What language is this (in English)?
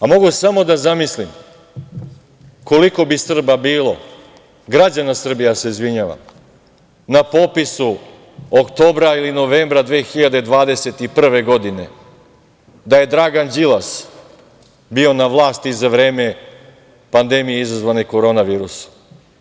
Serbian